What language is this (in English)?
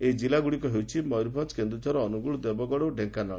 Odia